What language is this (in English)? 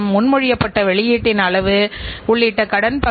Tamil